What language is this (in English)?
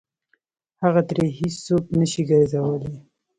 Pashto